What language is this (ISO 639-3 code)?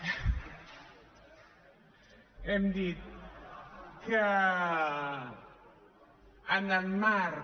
cat